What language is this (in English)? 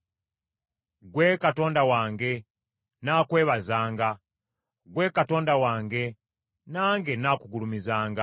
Ganda